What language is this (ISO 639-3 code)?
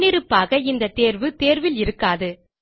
tam